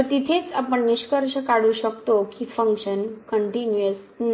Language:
Marathi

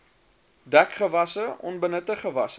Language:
Afrikaans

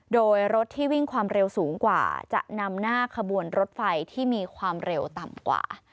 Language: Thai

